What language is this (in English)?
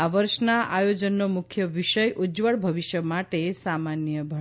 Gujarati